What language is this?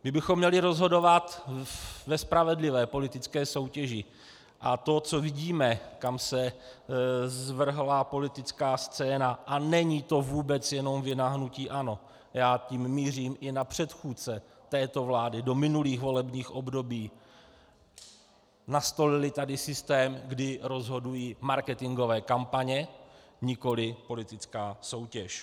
Czech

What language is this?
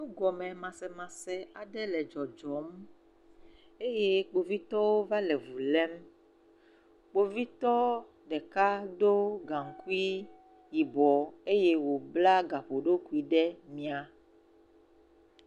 Ewe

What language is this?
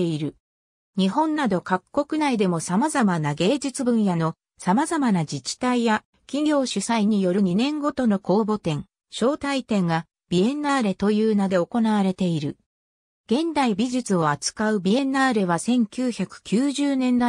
Japanese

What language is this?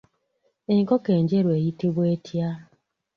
Ganda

